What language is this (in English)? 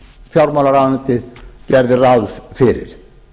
Icelandic